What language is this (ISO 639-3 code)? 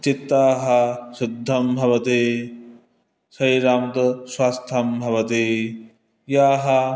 san